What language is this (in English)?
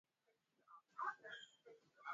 Swahili